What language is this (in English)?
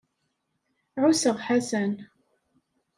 Kabyle